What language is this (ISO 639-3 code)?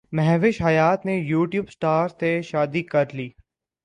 urd